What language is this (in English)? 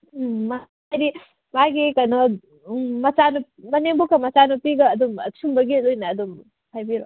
Manipuri